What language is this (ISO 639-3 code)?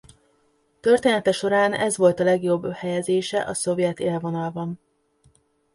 hun